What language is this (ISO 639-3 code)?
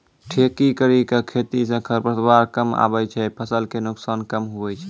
mai